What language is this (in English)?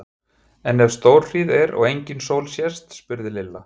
Icelandic